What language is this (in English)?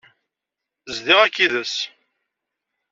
Kabyle